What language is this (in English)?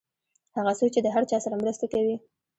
Pashto